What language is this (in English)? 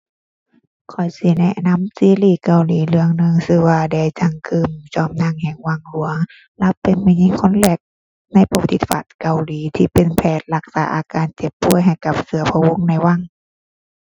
Thai